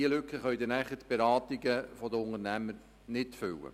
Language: Swiss German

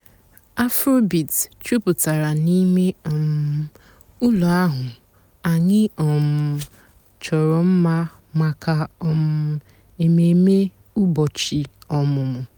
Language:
Igbo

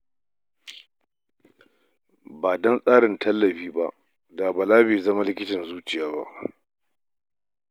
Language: Hausa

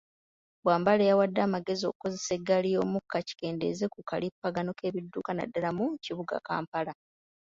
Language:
Ganda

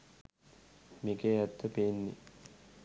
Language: Sinhala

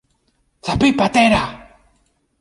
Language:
Greek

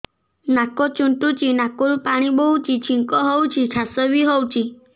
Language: Odia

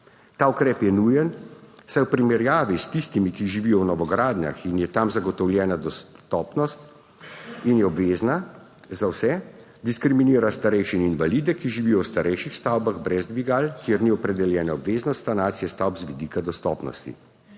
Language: Slovenian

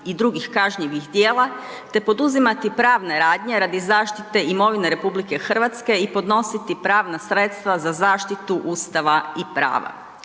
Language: Croatian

